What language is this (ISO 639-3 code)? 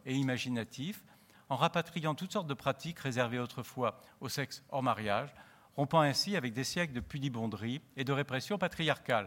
fra